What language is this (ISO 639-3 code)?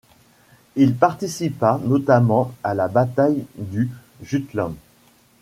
fra